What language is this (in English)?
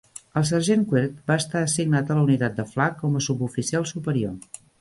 Catalan